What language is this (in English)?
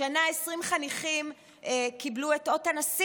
Hebrew